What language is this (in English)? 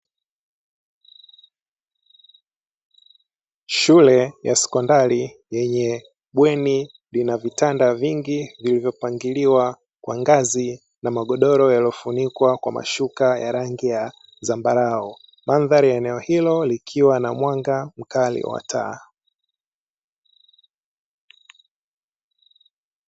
Swahili